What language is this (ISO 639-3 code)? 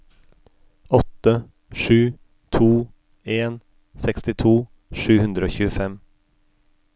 nor